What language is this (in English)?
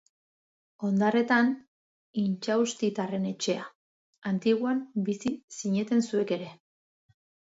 Basque